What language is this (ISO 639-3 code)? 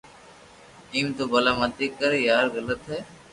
lrk